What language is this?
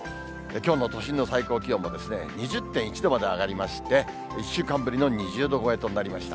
Japanese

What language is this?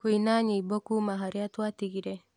Kikuyu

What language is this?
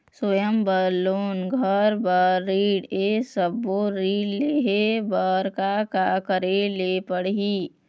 Chhattisgarhi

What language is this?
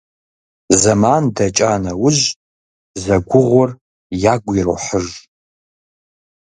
Kabardian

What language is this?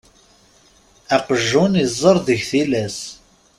Kabyle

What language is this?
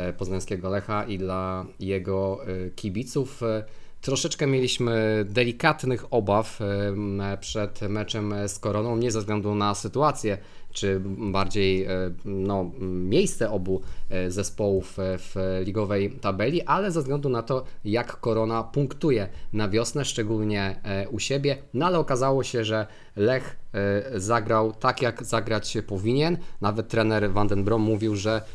Polish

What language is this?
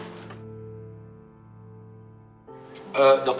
Indonesian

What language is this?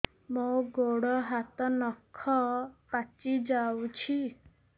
Odia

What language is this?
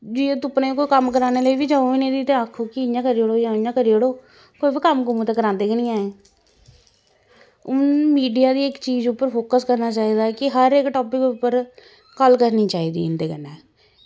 Dogri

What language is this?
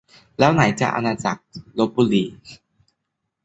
Thai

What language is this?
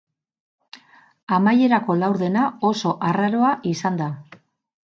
Basque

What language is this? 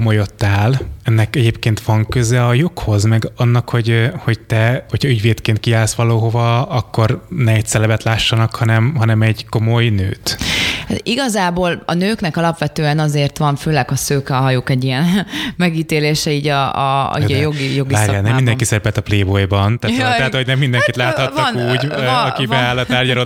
Hungarian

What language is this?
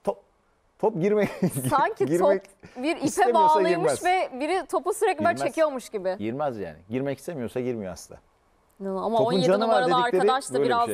Turkish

